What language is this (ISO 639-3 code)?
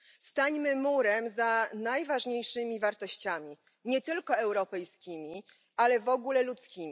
pol